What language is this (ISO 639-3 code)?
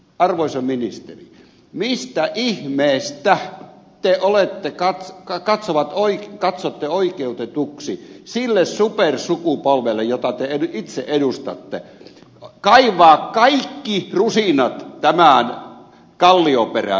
fin